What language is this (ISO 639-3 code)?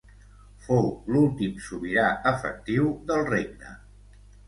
cat